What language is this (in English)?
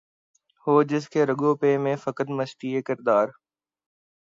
Urdu